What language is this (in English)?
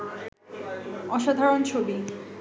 Bangla